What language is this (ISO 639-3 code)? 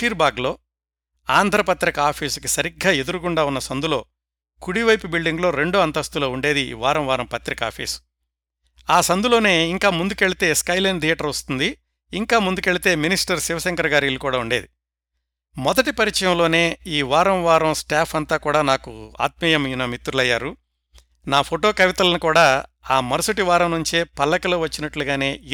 tel